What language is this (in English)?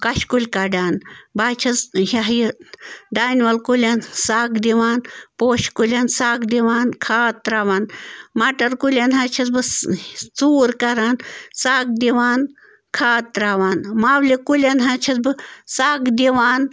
Kashmiri